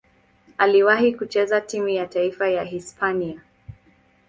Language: Swahili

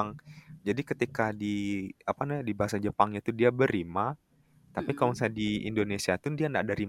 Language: Indonesian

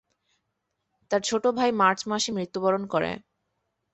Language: Bangla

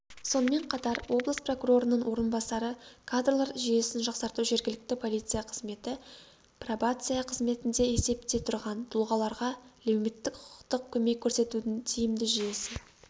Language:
Kazakh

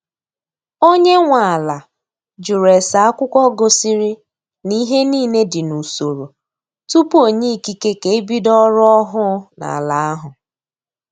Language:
Igbo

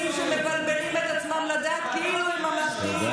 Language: Hebrew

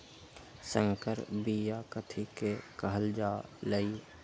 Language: Magahi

